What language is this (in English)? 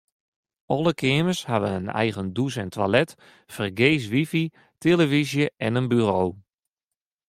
Western Frisian